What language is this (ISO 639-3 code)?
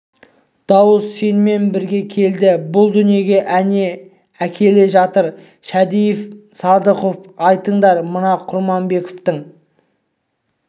kaz